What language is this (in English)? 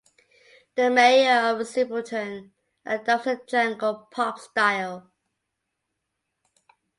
English